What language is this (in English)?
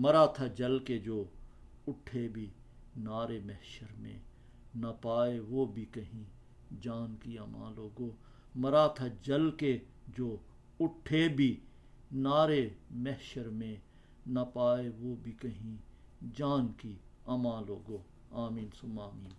Urdu